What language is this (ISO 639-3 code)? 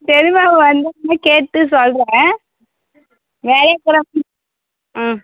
tam